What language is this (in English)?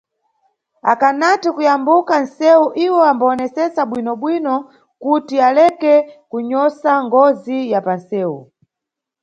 Nyungwe